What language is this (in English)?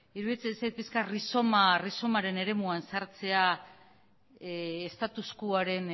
Basque